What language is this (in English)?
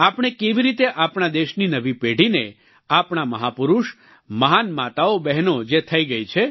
Gujarati